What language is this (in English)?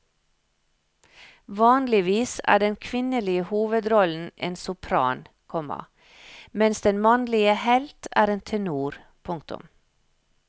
Norwegian